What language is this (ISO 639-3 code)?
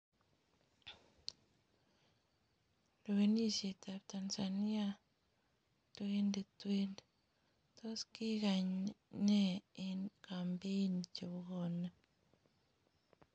kln